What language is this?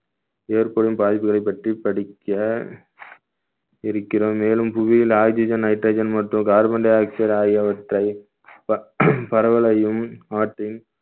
Tamil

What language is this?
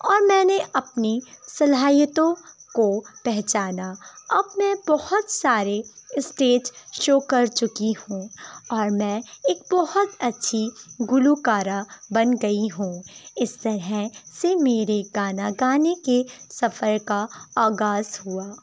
Urdu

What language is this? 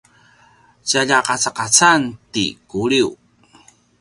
Paiwan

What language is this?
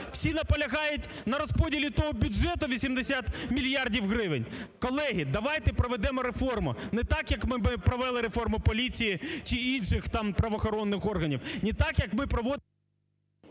Ukrainian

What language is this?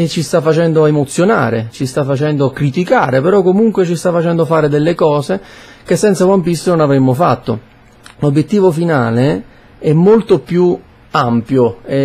Italian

